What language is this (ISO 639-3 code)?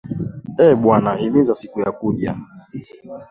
swa